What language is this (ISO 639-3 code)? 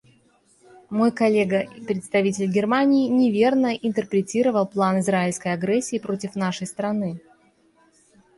rus